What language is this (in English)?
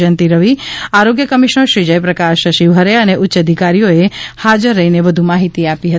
Gujarati